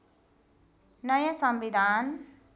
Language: Nepali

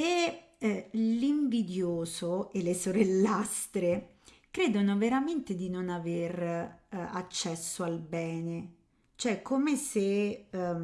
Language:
Italian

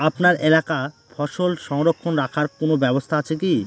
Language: Bangla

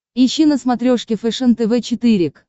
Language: Russian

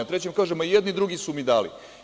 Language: Serbian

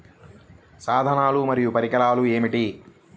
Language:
Telugu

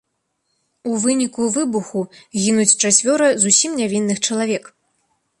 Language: Belarusian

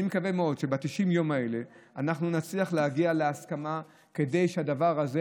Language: Hebrew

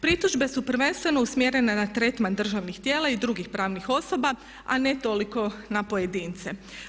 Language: Croatian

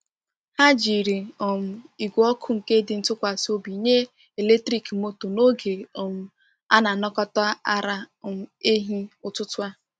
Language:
Igbo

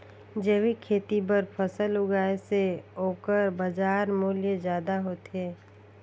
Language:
Chhattisgarhi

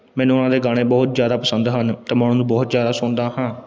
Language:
Punjabi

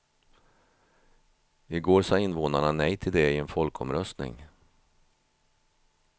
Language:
Swedish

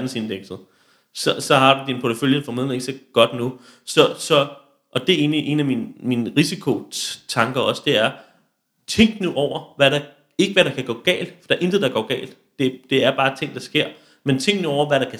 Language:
Danish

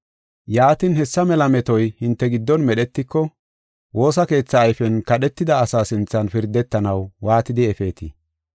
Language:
Gofa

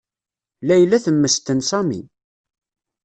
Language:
Kabyle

